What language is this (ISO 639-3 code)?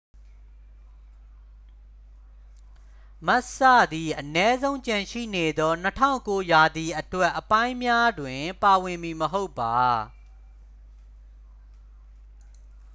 mya